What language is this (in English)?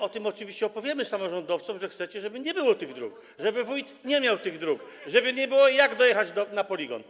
Polish